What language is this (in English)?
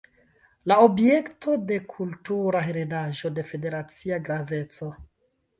Esperanto